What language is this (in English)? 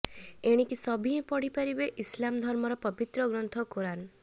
Odia